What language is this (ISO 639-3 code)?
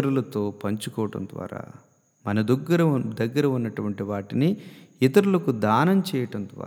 tel